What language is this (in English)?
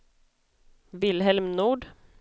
Swedish